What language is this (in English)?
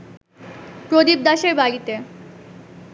Bangla